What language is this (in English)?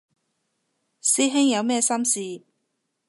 Cantonese